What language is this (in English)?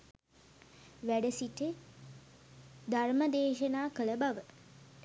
Sinhala